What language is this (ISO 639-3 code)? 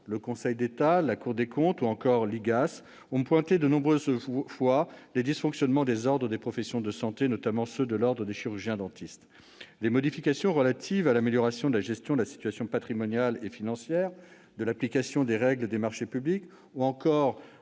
fra